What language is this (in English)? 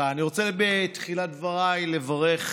Hebrew